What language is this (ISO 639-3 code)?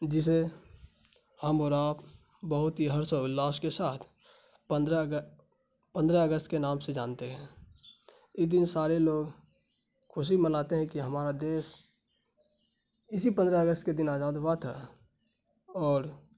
urd